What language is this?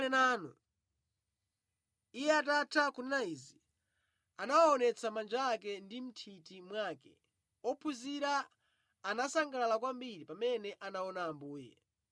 Nyanja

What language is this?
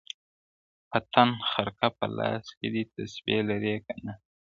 Pashto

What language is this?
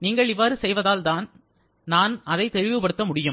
Tamil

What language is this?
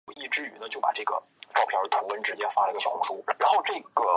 Chinese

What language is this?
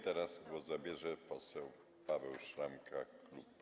Polish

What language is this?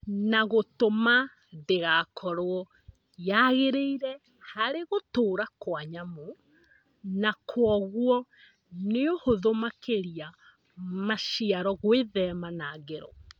Kikuyu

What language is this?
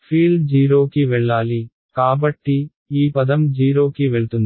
Telugu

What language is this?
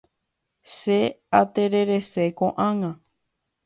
Guarani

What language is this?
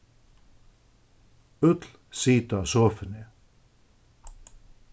Faroese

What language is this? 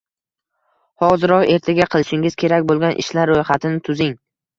Uzbek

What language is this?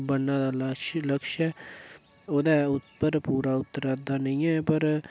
Dogri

